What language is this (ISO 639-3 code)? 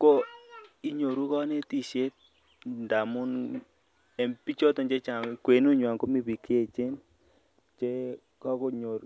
kln